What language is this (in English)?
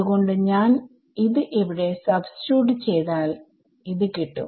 Malayalam